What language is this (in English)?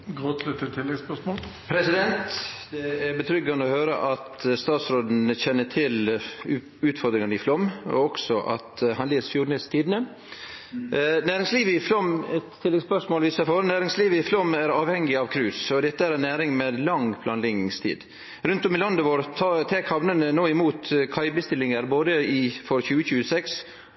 Norwegian Nynorsk